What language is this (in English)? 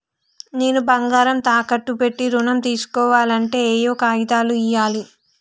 Telugu